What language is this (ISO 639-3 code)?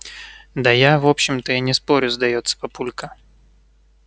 rus